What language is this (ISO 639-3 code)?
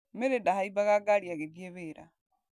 kik